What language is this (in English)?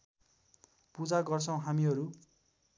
Nepali